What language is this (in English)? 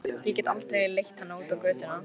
Icelandic